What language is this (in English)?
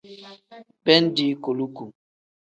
Tem